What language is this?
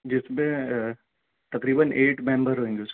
Urdu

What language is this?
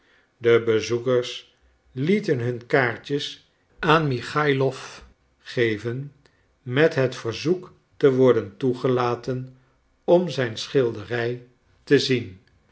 Dutch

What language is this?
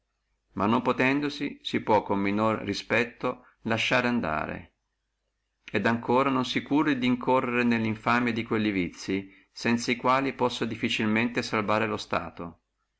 Italian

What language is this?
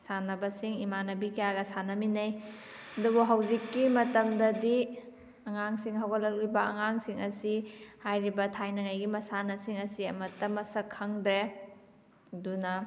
Manipuri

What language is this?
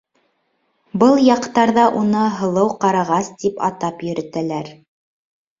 Bashkir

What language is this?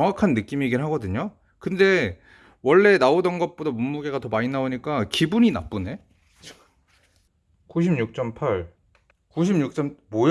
Korean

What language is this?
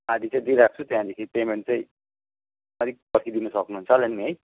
Nepali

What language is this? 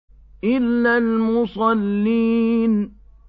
Arabic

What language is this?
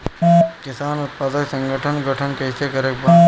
Bhojpuri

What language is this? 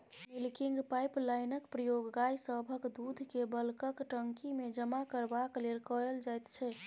Maithili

